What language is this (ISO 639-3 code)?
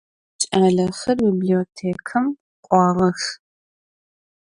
ady